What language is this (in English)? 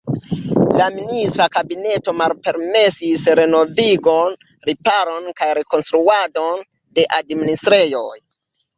Esperanto